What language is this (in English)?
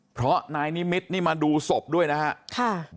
Thai